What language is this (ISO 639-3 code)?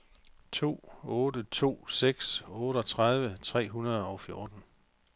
dan